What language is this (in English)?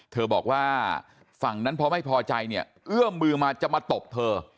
Thai